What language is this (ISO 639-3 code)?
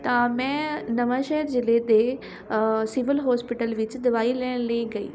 pan